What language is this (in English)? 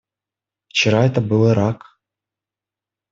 Russian